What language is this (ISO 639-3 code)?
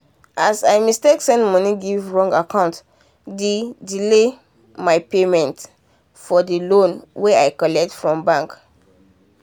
pcm